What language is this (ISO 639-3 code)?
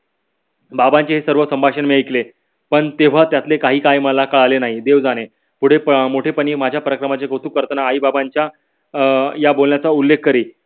mar